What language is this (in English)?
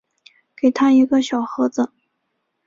Chinese